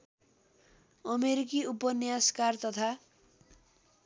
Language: Nepali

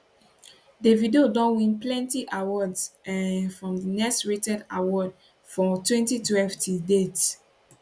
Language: Nigerian Pidgin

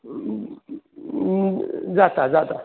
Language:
Konkani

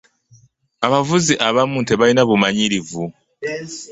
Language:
Ganda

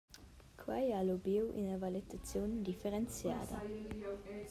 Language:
Romansh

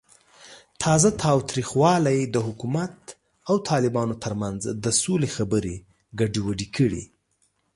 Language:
Pashto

